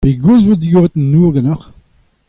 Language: Breton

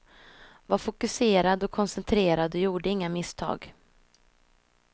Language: Swedish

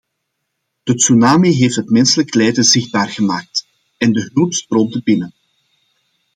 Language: Dutch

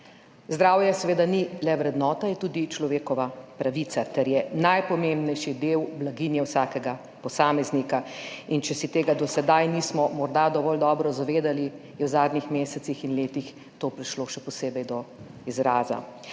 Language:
Slovenian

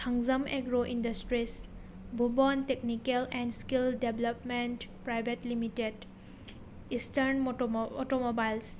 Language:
Manipuri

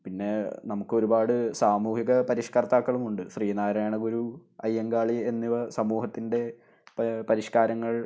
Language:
Malayalam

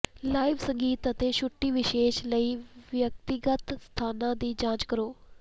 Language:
Punjabi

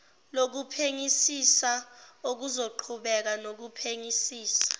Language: Zulu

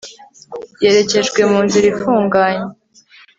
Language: Kinyarwanda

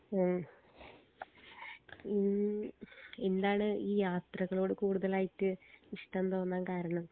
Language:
Malayalam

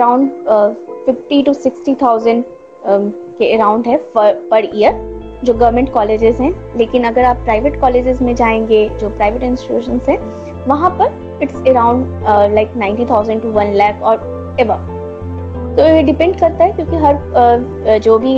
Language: Hindi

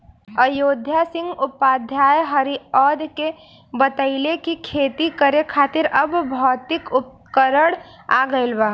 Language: Bhojpuri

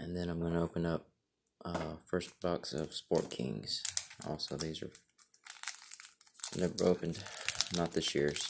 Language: English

